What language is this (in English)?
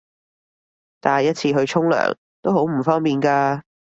Cantonese